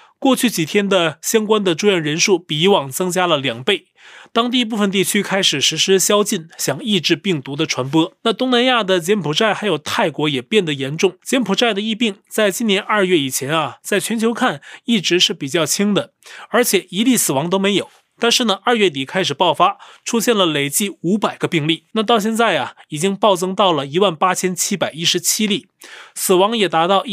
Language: Chinese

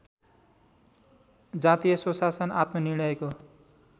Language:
Nepali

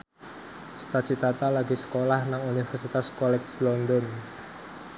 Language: Javanese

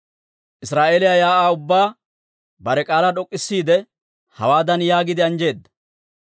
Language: Dawro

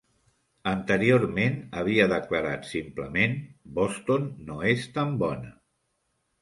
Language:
Catalan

